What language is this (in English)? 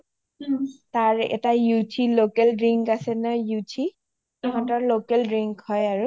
Assamese